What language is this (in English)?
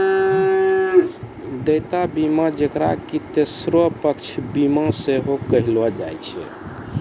Maithili